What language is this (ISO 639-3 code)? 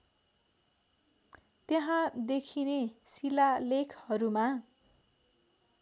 nep